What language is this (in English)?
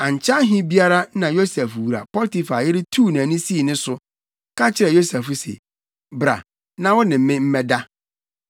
Akan